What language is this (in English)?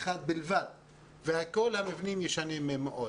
Hebrew